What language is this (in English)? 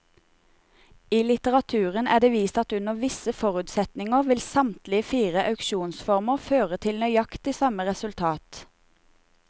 Norwegian